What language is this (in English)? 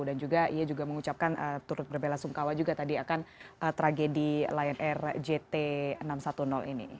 Indonesian